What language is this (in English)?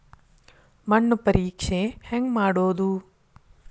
Kannada